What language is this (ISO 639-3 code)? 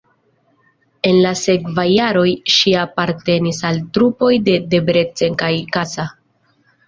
epo